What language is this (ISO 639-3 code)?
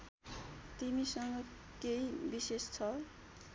nep